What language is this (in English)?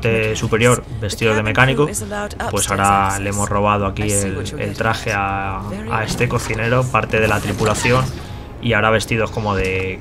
Spanish